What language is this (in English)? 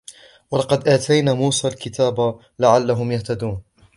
Arabic